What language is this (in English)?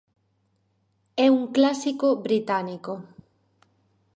Galician